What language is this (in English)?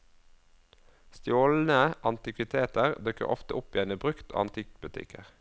Norwegian